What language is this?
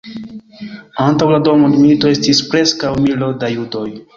Esperanto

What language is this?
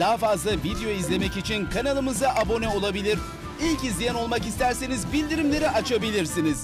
Turkish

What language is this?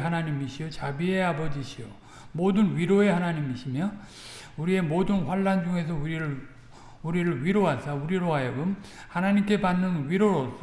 Korean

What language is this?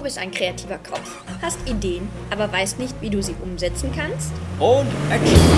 German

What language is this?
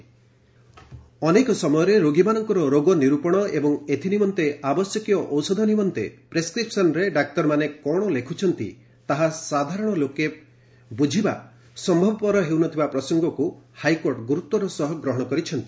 Odia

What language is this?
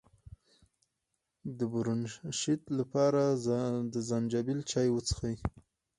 Pashto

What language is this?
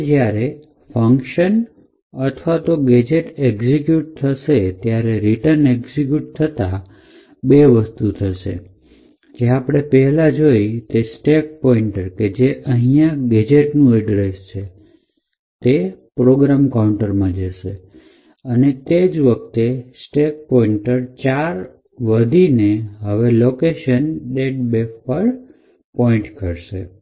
Gujarati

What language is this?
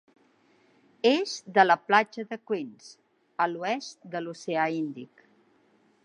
Catalan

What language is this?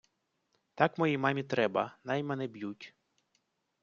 Ukrainian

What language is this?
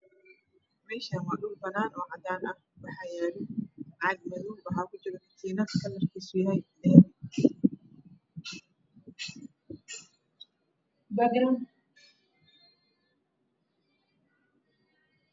Somali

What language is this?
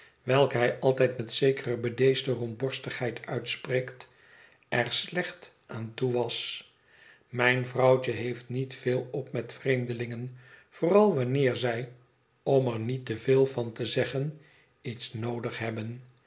Dutch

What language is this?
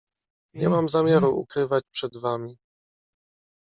Polish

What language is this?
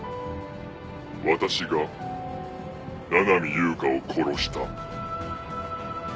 Japanese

